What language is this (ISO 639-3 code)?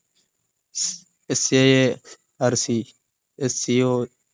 mal